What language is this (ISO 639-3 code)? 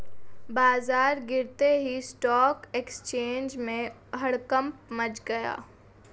hin